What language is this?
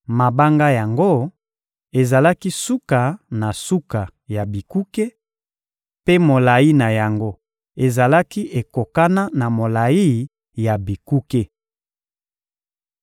Lingala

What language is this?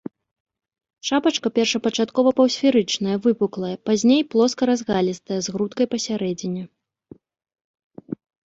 Belarusian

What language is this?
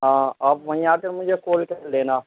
Urdu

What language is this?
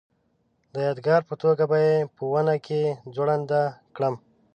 Pashto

